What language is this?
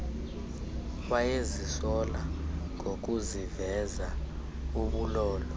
Xhosa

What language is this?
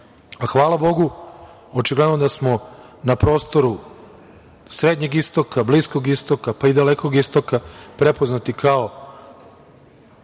Serbian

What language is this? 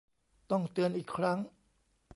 Thai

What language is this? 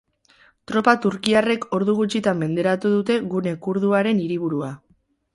Basque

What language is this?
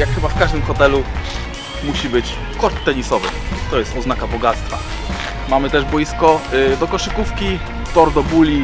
Polish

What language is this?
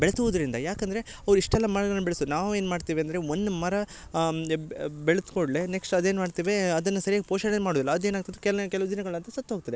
Kannada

